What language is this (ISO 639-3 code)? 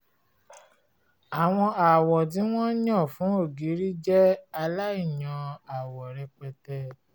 yor